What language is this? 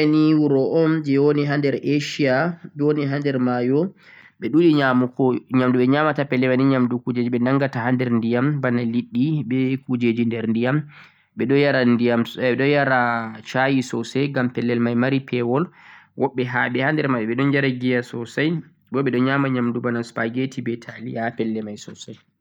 Central-Eastern Niger Fulfulde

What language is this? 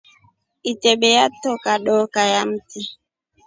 Rombo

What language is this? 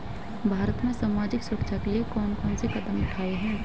Hindi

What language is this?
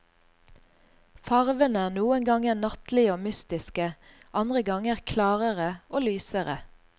Norwegian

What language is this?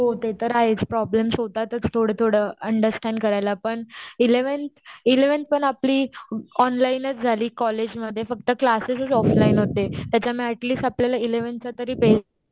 Marathi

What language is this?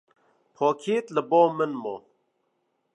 Kurdish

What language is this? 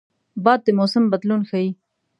Pashto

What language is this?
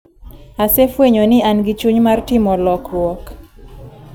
Luo (Kenya and Tanzania)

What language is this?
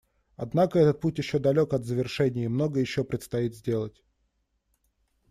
Russian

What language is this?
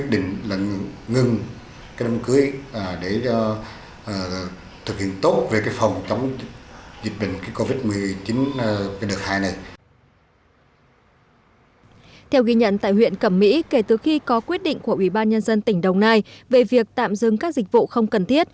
Vietnamese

